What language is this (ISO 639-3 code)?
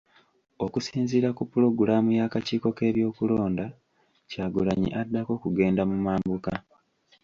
lug